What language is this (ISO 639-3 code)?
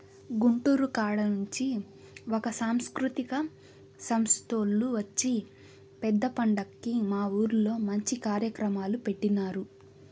tel